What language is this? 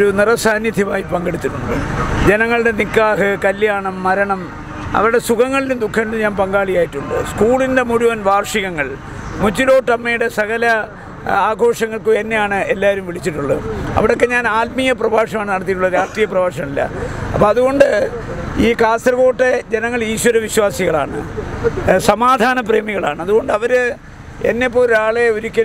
Malayalam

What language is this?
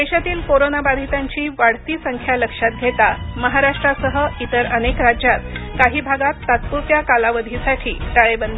Marathi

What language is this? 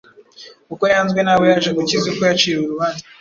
Kinyarwanda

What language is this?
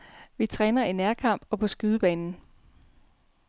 Danish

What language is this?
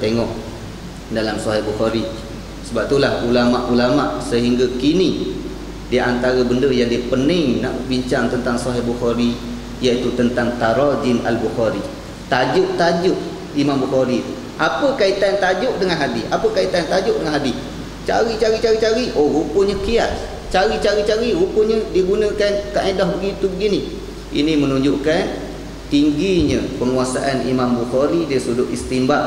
Malay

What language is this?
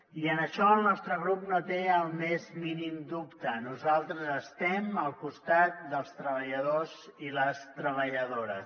Catalan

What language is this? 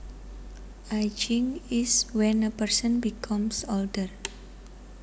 Javanese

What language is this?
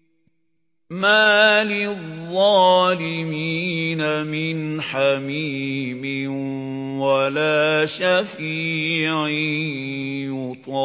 Arabic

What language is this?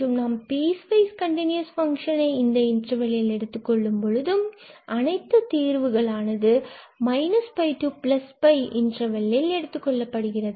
Tamil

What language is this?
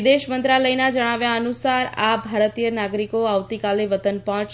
Gujarati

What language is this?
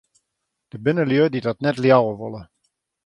Western Frisian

